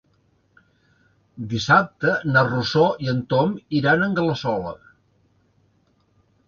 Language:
Catalan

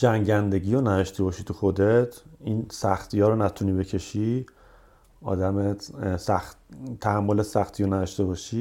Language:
Persian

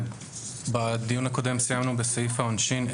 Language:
Hebrew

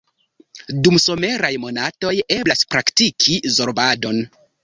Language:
Esperanto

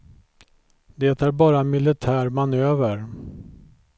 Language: Swedish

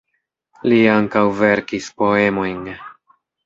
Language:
Esperanto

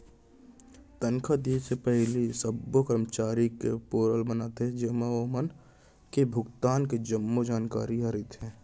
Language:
Chhattisgarhi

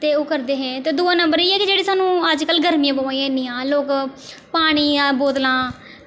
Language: Dogri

